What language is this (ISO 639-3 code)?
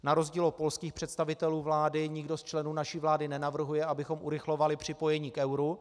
ces